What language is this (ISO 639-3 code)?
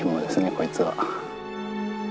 jpn